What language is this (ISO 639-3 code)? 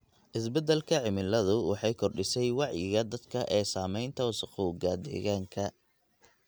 som